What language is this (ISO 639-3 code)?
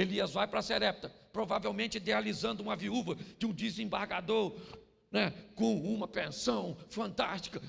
por